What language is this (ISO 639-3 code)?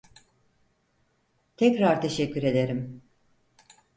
tur